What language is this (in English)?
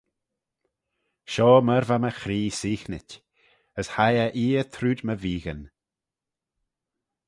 Manx